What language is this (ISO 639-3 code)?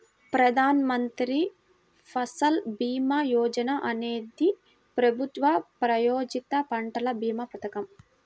tel